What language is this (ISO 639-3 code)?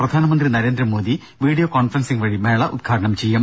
mal